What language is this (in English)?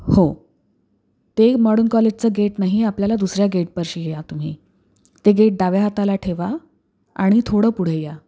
Marathi